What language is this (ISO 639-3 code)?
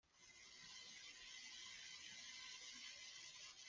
fas